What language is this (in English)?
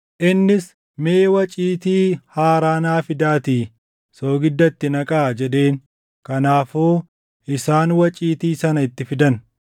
Oromo